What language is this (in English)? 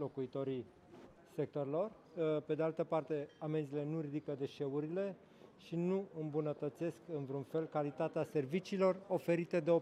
Romanian